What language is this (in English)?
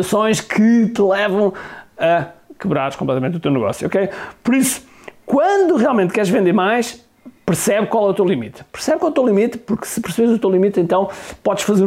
Portuguese